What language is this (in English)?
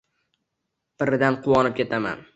Uzbek